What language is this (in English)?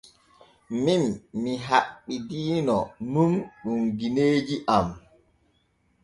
Borgu Fulfulde